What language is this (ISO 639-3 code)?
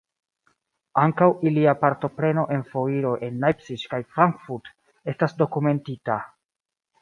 epo